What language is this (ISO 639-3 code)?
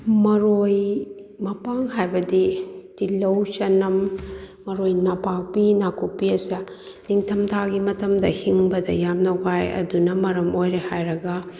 mni